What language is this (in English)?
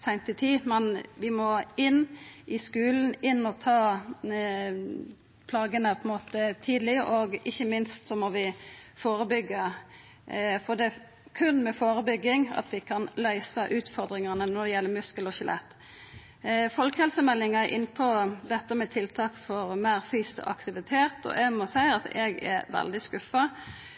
Norwegian Nynorsk